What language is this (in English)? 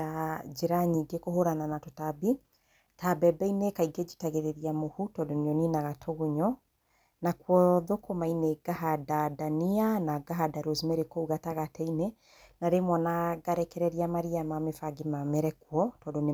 Kikuyu